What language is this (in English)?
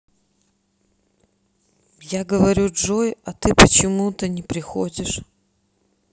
Russian